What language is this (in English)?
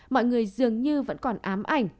Vietnamese